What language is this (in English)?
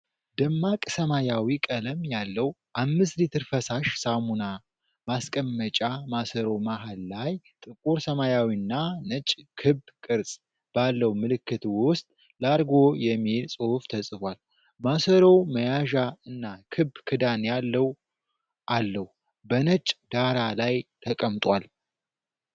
Amharic